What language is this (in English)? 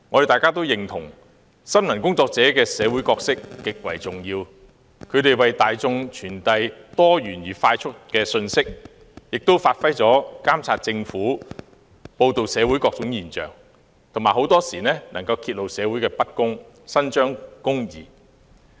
Cantonese